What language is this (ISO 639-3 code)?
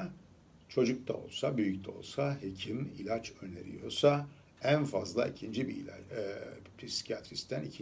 tur